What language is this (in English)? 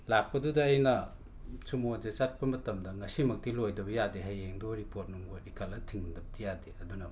Manipuri